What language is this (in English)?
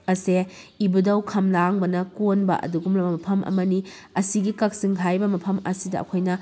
Manipuri